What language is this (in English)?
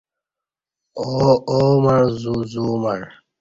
Kati